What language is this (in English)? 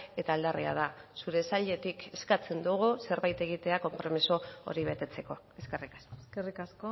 Basque